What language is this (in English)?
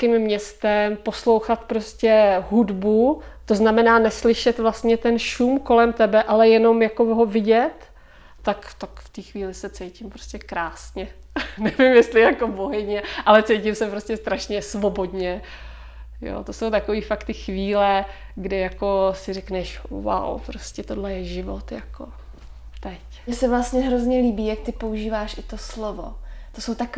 Czech